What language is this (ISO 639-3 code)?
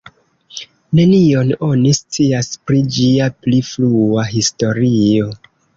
epo